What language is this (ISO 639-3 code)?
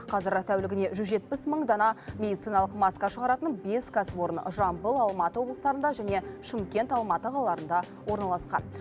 kaz